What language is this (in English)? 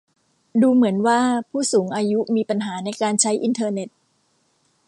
Thai